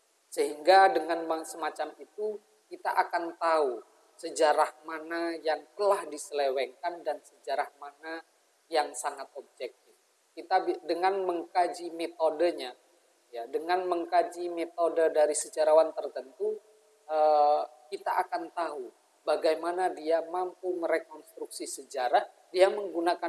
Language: Indonesian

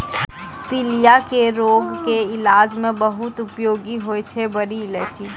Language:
Maithili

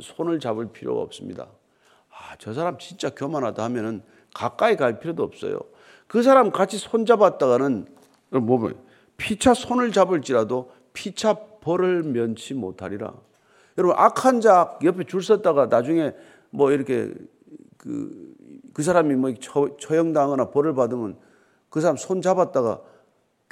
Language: Korean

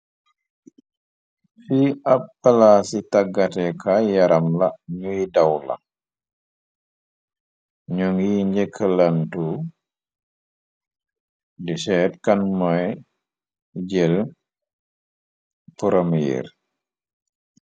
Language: Wolof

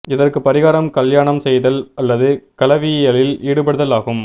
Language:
Tamil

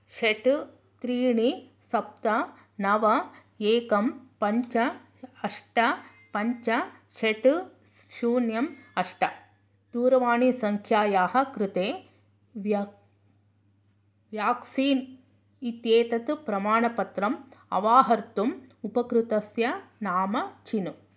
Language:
Sanskrit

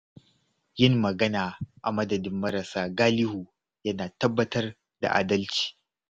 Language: Hausa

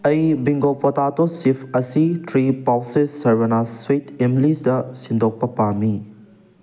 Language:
Manipuri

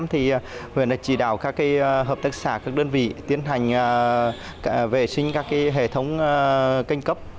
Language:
Vietnamese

